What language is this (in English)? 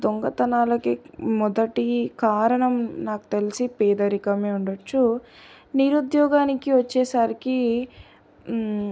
Telugu